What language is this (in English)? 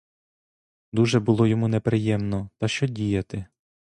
Ukrainian